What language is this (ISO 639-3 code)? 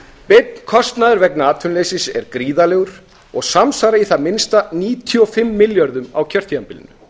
isl